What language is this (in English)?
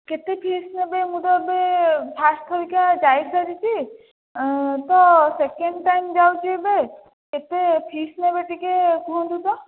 Odia